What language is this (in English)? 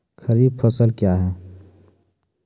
Maithili